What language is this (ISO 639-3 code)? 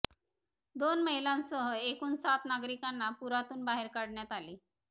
mar